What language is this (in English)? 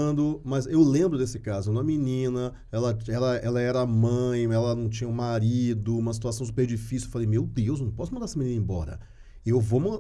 Portuguese